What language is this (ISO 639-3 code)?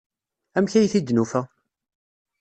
kab